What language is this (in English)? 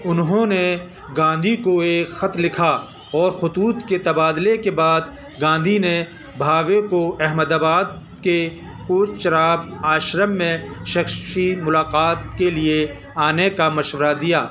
Urdu